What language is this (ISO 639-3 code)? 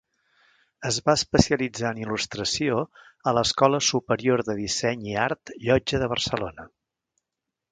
cat